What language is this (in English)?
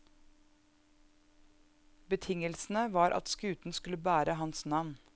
Norwegian